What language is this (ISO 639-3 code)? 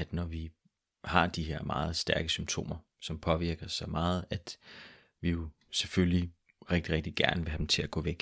dan